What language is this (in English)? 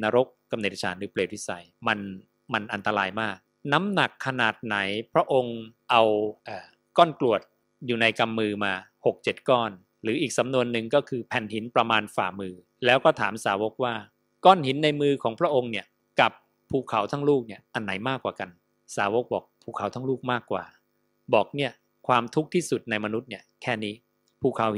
Thai